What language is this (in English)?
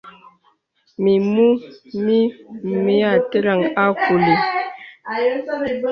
Bebele